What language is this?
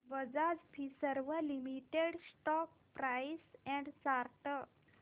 Marathi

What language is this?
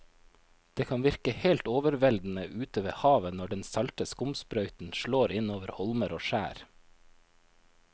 Norwegian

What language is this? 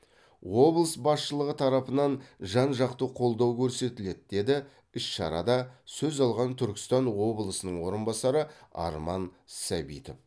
Kazakh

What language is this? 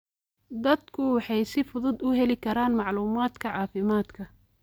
Somali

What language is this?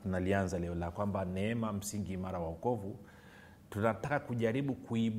Swahili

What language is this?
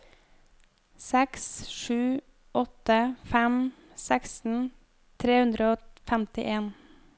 Norwegian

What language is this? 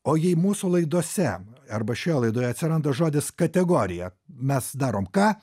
Lithuanian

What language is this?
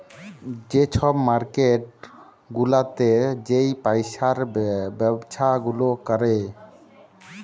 Bangla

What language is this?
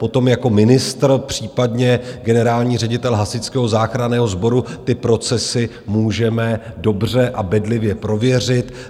Czech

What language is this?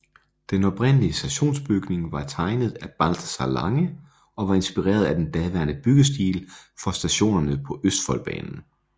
Danish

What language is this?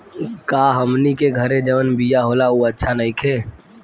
Bhojpuri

